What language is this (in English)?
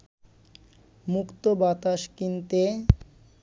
Bangla